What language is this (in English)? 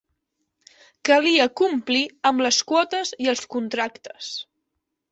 Catalan